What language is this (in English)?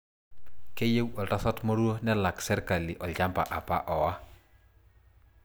Masai